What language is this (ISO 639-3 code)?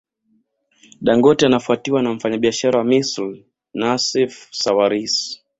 swa